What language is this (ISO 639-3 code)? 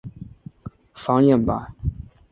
zho